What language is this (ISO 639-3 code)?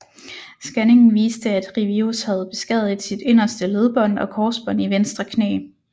dan